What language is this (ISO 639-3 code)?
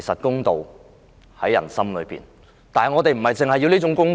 yue